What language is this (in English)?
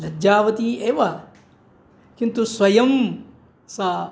Sanskrit